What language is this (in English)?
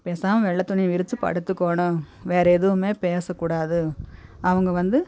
Tamil